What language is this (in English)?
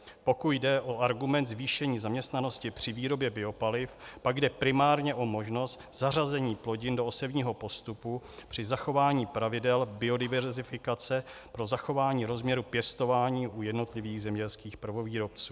Czech